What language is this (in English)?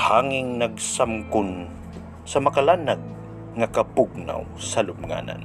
Filipino